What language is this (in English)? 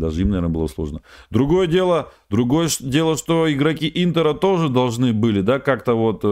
Russian